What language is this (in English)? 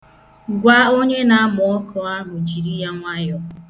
Igbo